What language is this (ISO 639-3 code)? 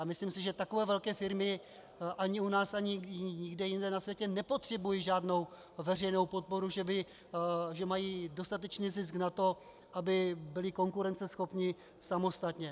ces